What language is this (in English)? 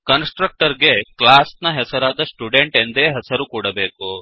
Kannada